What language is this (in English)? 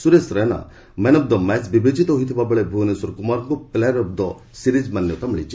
Odia